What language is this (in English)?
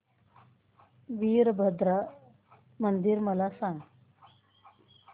Marathi